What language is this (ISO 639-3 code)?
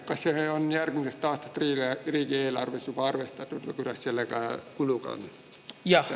est